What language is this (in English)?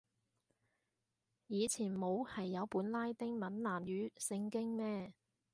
Cantonese